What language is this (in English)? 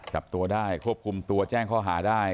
Thai